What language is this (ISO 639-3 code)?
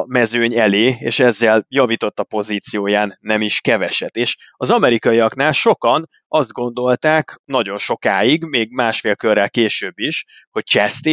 hun